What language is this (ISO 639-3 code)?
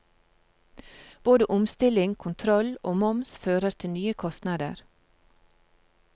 nor